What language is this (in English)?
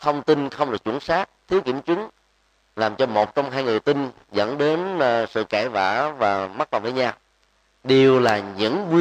Vietnamese